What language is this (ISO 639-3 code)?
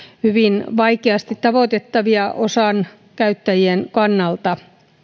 fin